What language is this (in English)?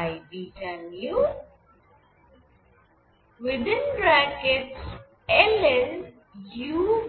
Bangla